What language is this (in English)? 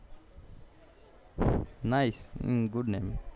Gujarati